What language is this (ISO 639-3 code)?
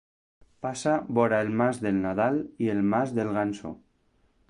cat